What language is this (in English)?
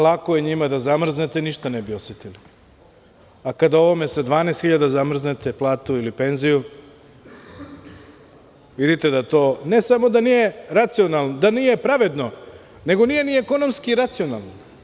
Serbian